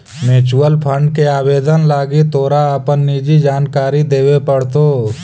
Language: Magahi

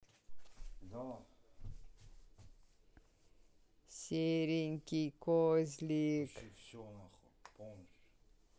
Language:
Russian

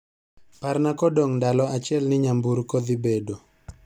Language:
Luo (Kenya and Tanzania)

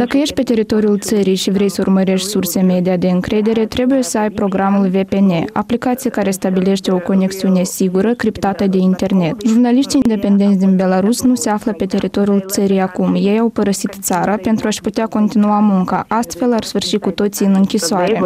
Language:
Romanian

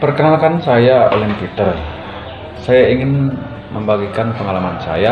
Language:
Indonesian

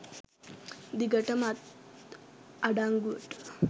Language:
Sinhala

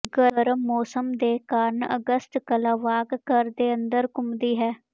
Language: Punjabi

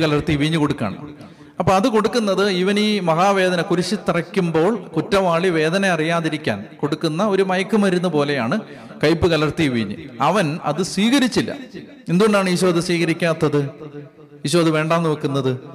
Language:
Malayalam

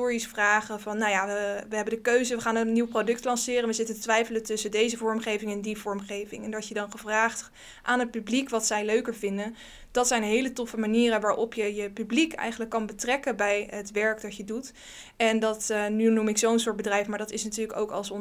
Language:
Dutch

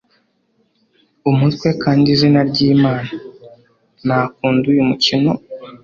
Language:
Kinyarwanda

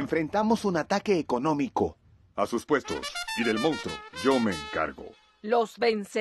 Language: Spanish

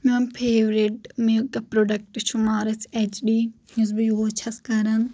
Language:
Kashmiri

